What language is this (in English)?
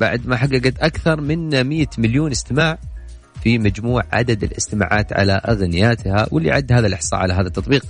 Arabic